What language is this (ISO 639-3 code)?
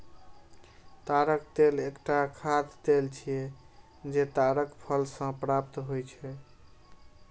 mai